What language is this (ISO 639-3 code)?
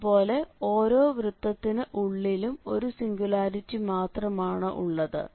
mal